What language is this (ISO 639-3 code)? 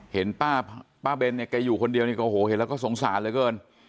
tha